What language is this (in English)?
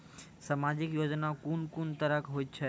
Maithili